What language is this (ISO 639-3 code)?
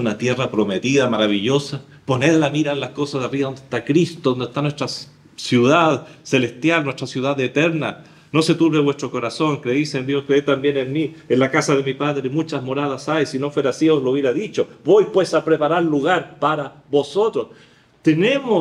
spa